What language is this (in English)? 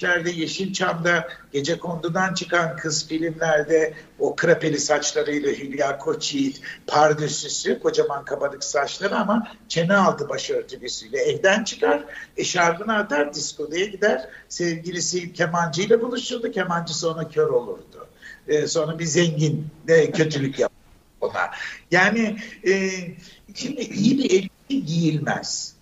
Turkish